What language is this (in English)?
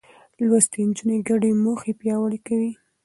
Pashto